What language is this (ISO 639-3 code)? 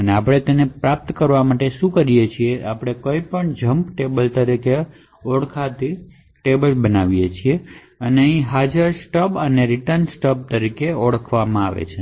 guj